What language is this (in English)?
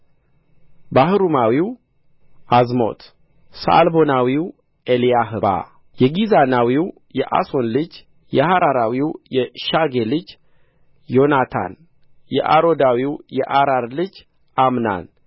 Amharic